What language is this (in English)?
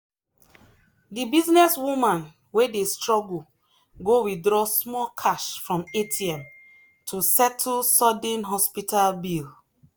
Nigerian Pidgin